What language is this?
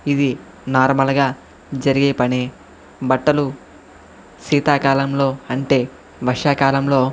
Telugu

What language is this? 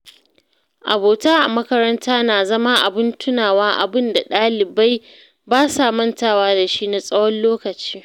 Hausa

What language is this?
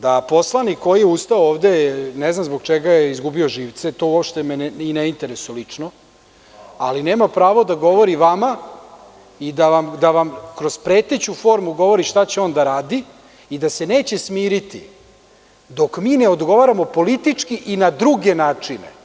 Serbian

